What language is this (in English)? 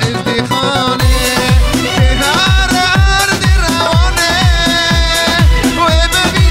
Arabic